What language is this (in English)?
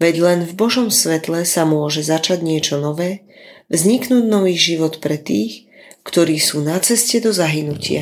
Slovak